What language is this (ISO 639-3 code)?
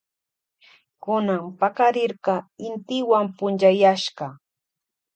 qvj